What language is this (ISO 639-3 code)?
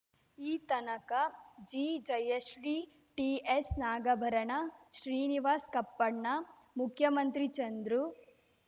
kan